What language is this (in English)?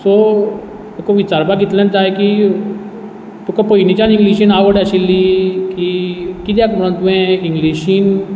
Konkani